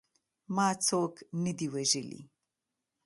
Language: Pashto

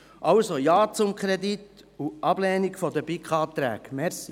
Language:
Swiss German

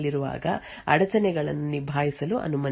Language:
Kannada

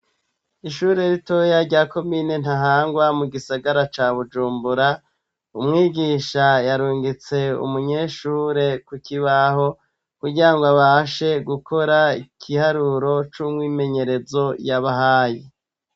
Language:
Rundi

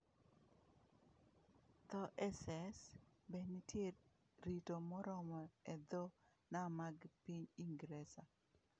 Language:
Luo (Kenya and Tanzania)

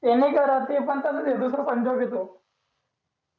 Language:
Marathi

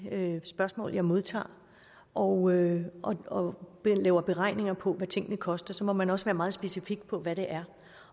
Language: Danish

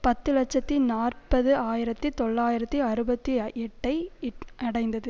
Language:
Tamil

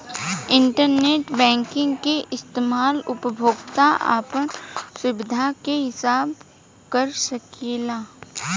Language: Bhojpuri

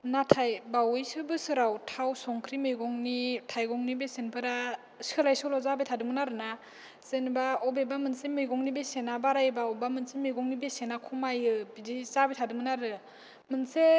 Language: Bodo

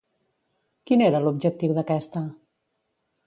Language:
Catalan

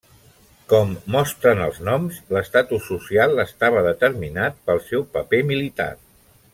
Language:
Catalan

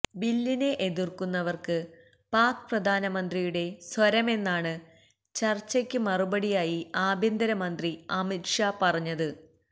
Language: Malayalam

